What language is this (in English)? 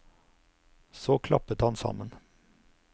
Norwegian